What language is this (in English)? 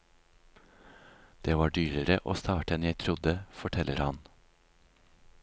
Norwegian